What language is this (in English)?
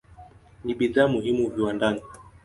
Swahili